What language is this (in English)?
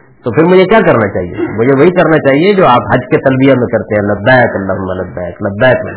Urdu